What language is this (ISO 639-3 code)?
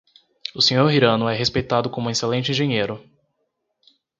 por